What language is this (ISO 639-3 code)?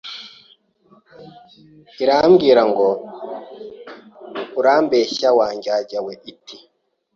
kin